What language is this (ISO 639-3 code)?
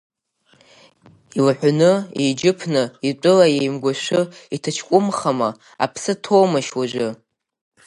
abk